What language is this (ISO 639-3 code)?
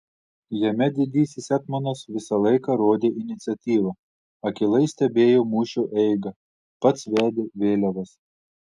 lit